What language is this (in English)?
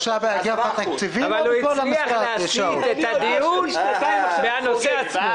Hebrew